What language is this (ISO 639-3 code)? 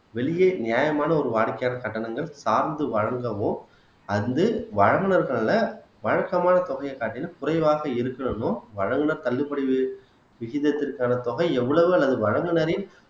tam